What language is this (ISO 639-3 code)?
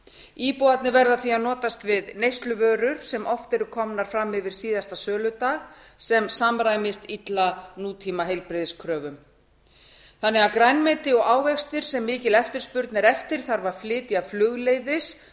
isl